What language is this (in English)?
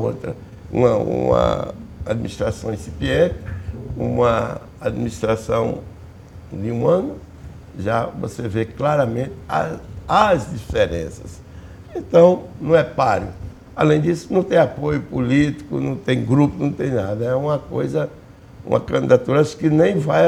Portuguese